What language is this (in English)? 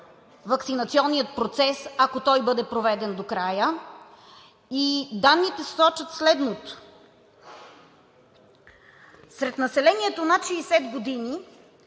Bulgarian